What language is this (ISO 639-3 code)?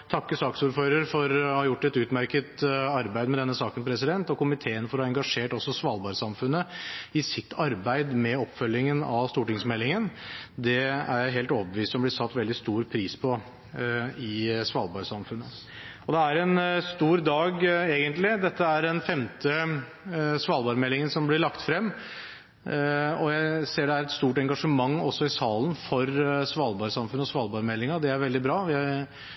nob